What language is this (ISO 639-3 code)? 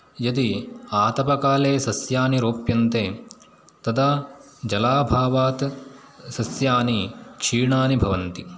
san